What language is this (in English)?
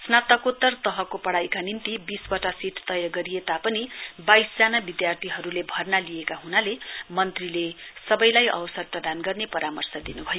Nepali